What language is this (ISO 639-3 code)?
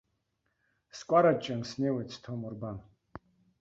abk